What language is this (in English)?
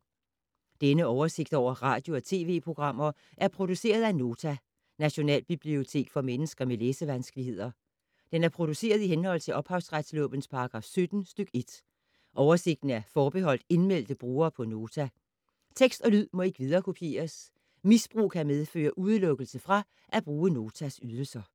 Danish